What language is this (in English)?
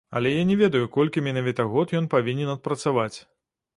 Belarusian